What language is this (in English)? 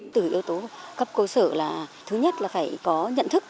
Vietnamese